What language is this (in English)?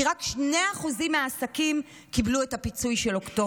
Hebrew